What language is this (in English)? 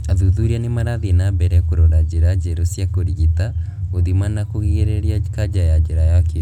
Kikuyu